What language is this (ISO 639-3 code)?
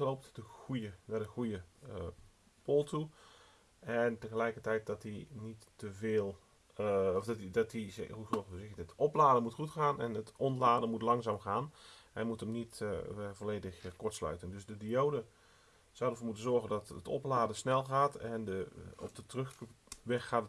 nld